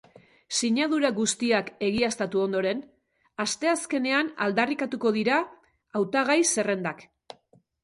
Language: Basque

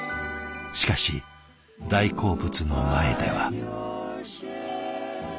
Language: Japanese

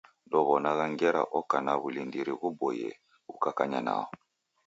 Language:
Taita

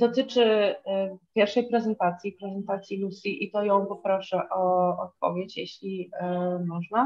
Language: Polish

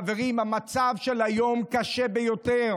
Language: Hebrew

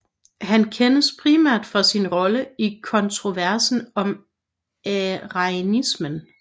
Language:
Danish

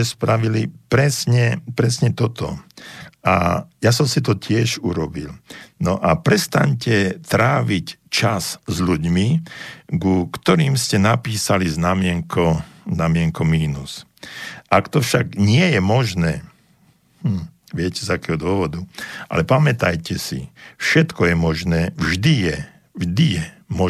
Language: Slovak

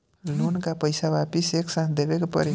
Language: Bhojpuri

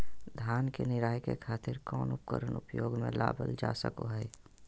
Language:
Magahi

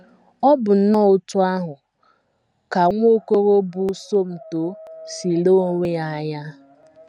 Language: Igbo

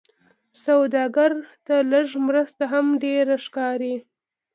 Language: Pashto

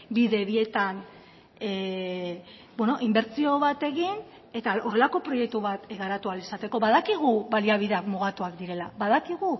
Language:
Basque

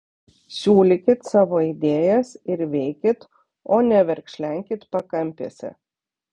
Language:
Lithuanian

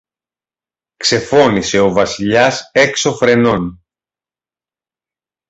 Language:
Greek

